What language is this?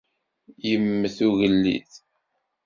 Kabyle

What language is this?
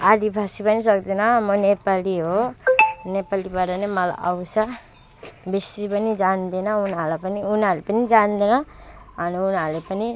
Nepali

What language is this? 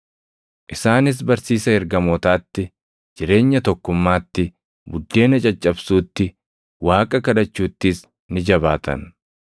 Oromo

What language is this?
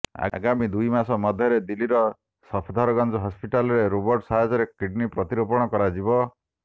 Odia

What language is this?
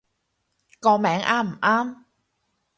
Cantonese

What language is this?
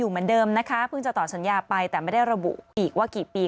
Thai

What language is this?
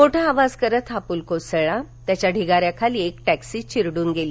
Marathi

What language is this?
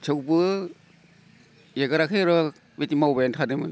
Bodo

